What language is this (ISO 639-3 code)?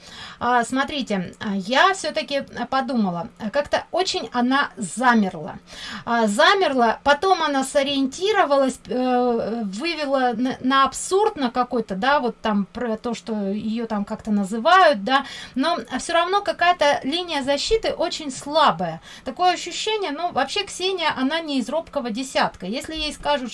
rus